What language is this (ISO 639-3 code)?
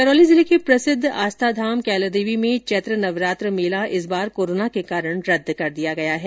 hin